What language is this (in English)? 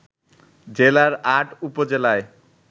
Bangla